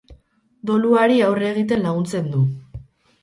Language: Basque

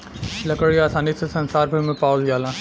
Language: Bhojpuri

